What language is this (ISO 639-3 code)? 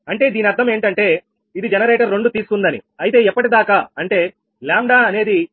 tel